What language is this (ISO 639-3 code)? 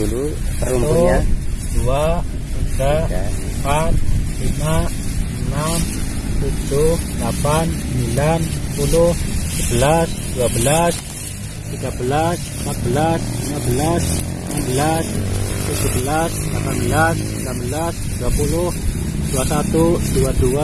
ind